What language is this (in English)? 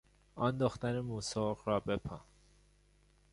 Persian